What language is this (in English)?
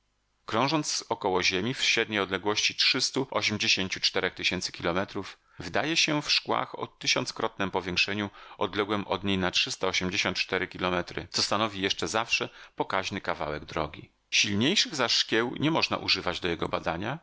Polish